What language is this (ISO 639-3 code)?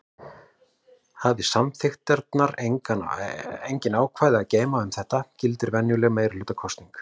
isl